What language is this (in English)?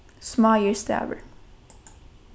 Faroese